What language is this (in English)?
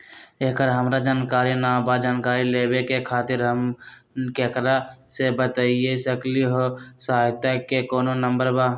Magahi